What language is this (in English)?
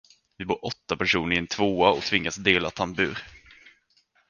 Swedish